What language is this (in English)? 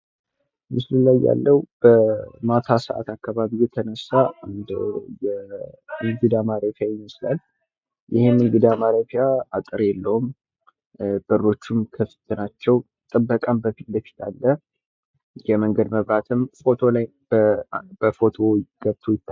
Amharic